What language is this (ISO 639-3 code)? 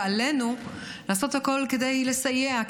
heb